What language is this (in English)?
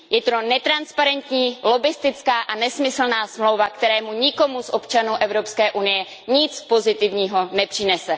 Czech